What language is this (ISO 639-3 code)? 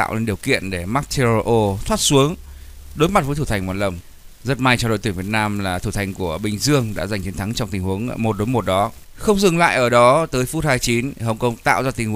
vie